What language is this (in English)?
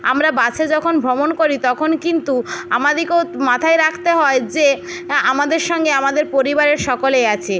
Bangla